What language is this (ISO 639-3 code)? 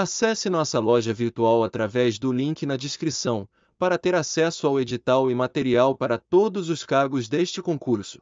por